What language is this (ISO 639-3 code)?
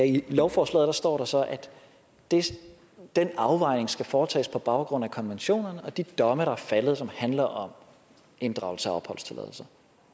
dan